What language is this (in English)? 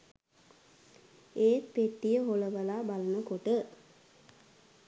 Sinhala